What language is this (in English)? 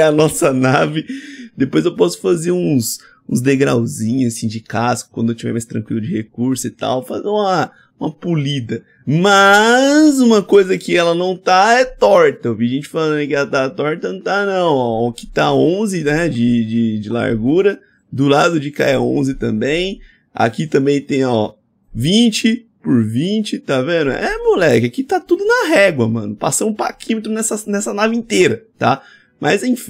Portuguese